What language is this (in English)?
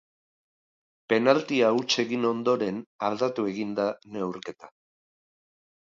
Basque